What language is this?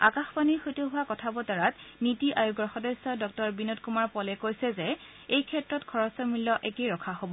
Assamese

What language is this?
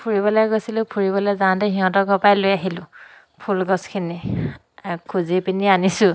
Assamese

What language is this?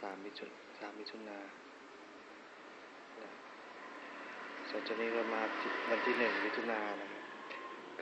Thai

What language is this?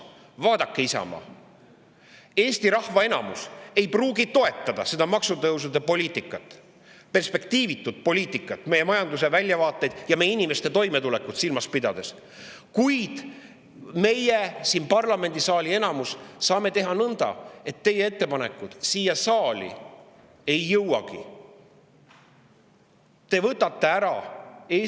Estonian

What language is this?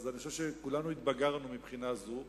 Hebrew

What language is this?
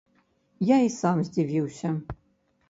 Belarusian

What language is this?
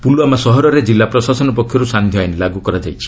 Odia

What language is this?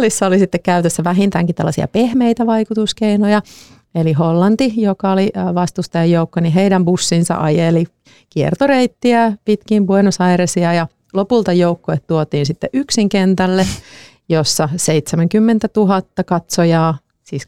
Finnish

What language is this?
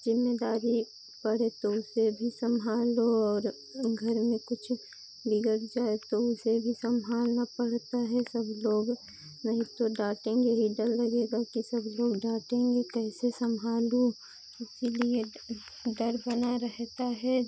Hindi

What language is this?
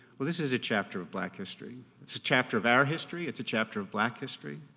English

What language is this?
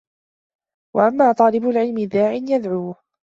Arabic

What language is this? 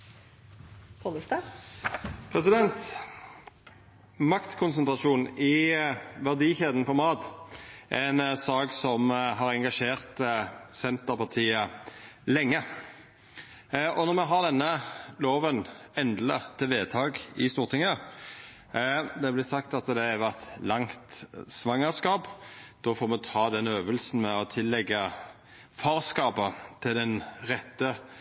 Norwegian Nynorsk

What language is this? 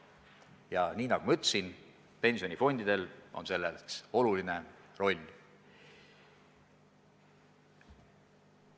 Estonian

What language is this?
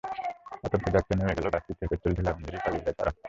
Bangla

